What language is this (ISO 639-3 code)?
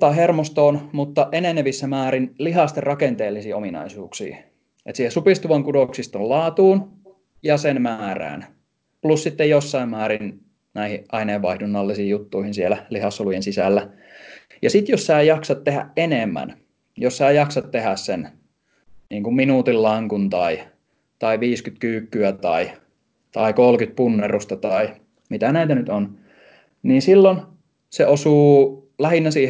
fin